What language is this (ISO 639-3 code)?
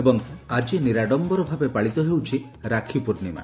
ori